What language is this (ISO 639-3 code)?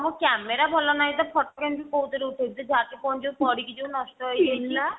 ori